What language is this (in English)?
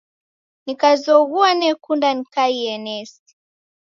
Taita